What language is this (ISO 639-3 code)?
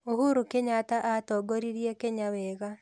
kik